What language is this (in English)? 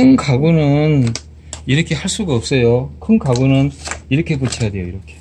Korean